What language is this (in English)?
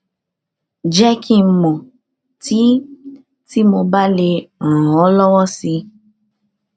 Yoruba